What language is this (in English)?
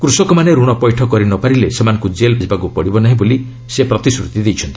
Odia